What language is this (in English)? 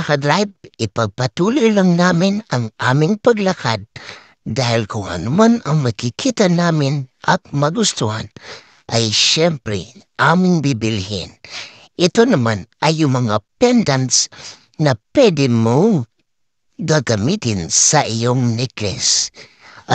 Filipino